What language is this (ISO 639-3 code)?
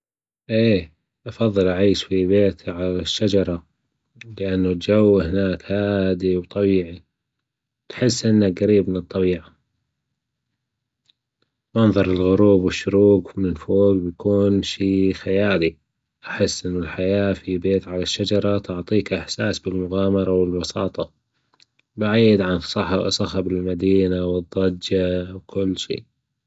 afb